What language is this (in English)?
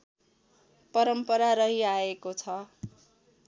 Nepali